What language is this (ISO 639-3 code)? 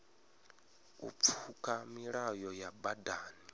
ven